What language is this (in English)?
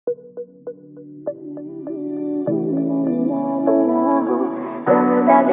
Indonesian